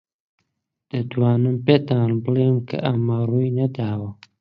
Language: Central Kurdish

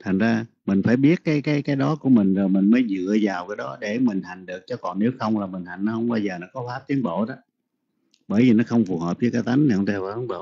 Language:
Vietnamese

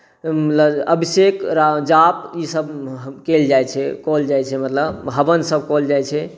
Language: Maithili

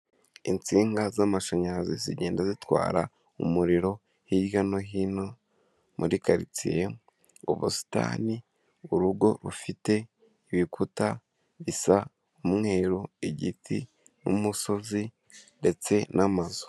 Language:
Kinyarwanda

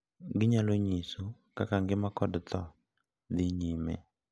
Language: Luo (Kenya and Tanzania)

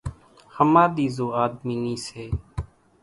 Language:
Kachi Koli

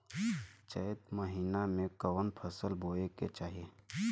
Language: Bhojpuri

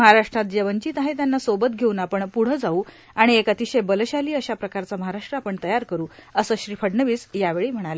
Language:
Marathi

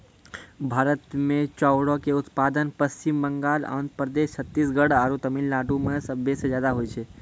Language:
Maithili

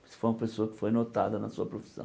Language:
Portuguese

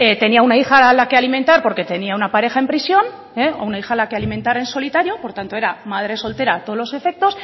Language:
Spanish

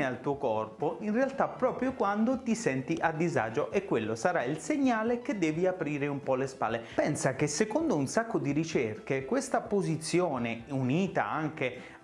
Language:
Italian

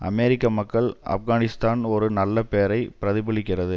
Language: Tamil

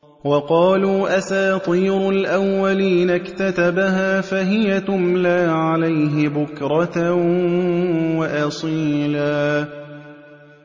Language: Arabic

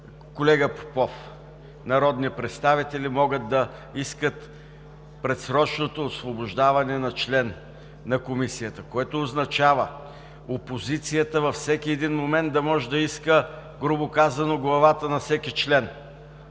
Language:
Bulgarian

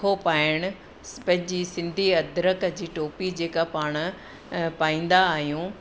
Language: Sindhi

